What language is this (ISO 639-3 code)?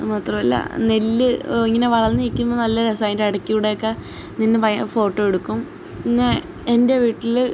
mal